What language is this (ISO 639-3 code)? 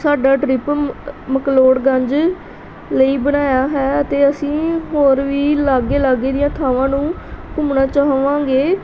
pan